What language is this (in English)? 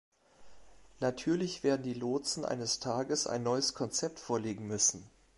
German